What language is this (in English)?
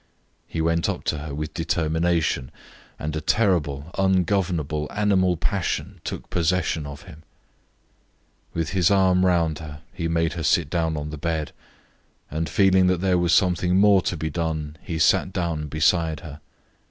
English